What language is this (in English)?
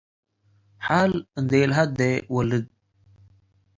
Tigre